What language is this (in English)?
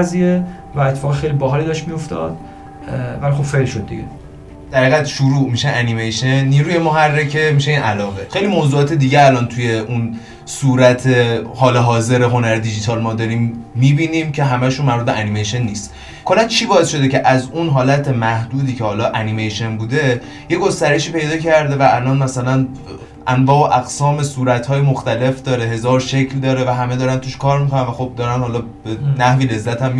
Persian